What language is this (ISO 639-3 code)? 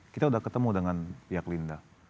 ind